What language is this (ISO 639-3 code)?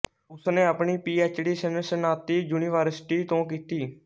pan